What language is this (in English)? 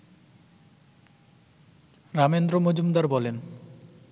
Bangla